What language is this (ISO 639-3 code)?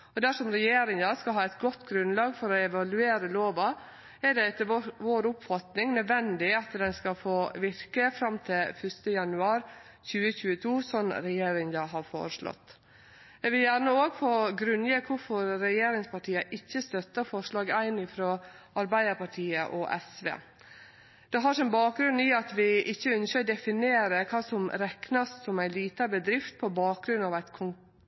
nno